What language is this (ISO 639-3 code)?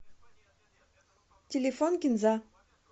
rus